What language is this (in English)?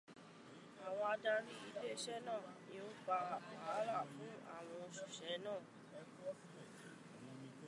Yoruba